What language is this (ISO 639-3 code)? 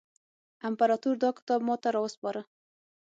pus